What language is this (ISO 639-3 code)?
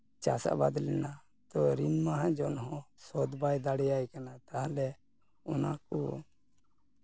sat